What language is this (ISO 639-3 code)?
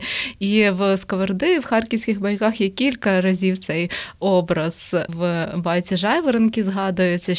ukr